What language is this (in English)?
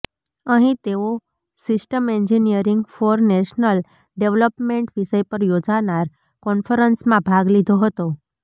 Gujarati